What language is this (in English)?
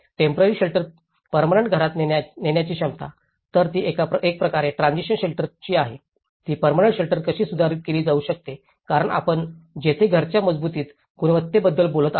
Marathi